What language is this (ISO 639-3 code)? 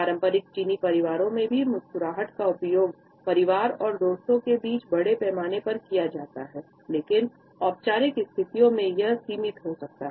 hin